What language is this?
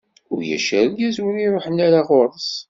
Kabyle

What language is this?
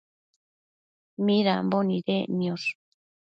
Matsés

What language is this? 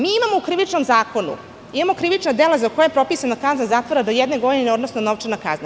Serbian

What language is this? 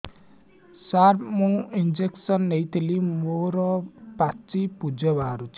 Odia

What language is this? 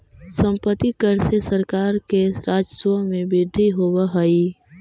Magahi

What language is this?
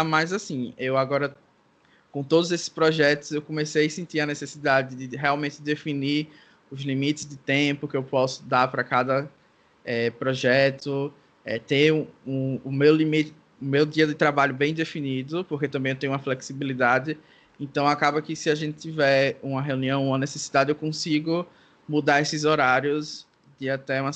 Portuguese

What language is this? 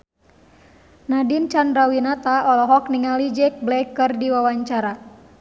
Sundanese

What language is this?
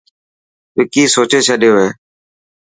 Dhatki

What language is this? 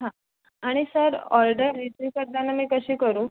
Marathi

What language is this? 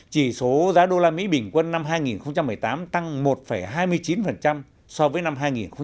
Vietnamese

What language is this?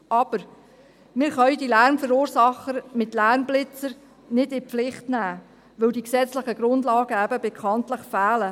Swiss German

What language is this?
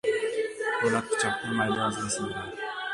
Uzbek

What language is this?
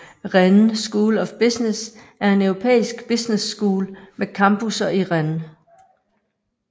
Danish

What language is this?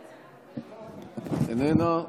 Hebrew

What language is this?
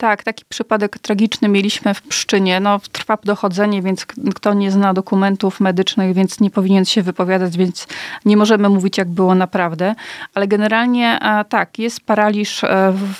Polish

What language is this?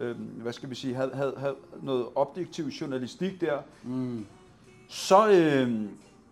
Danish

